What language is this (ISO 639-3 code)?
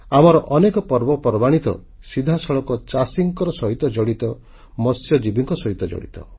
ori